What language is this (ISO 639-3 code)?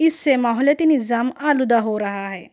urd